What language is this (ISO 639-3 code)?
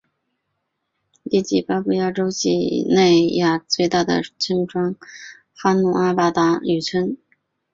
zho